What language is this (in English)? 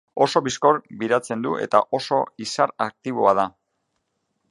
Basque